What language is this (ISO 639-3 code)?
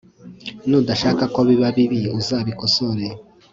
kin